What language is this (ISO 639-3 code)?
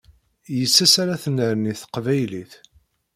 kab